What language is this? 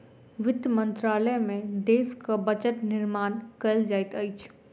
Maithili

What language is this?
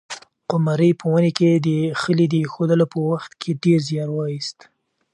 Pashto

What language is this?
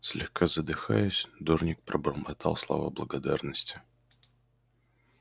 Russian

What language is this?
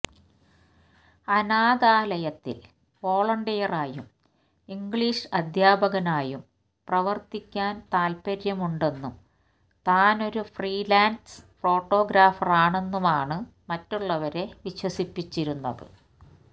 Malayalam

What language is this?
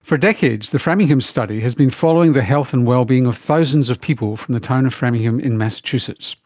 English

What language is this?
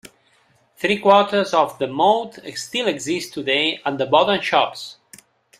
English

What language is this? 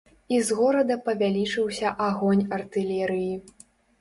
Belarusian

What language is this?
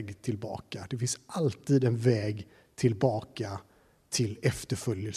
Swedish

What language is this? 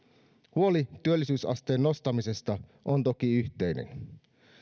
Finnish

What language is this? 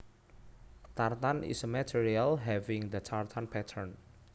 Javanese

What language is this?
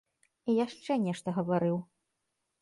Belarusian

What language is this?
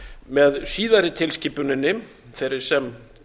Icelandic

